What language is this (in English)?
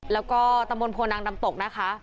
Thai